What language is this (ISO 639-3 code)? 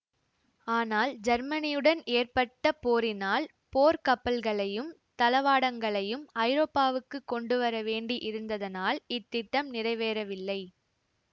tam